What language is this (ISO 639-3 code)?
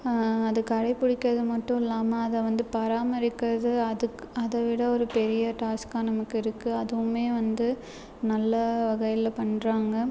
tam